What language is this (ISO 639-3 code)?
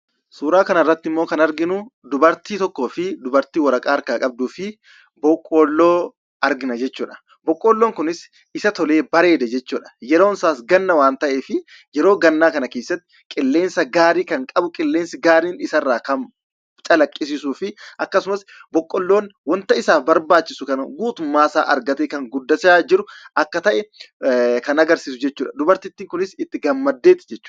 orm